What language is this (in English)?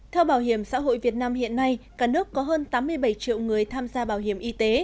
Vietnamese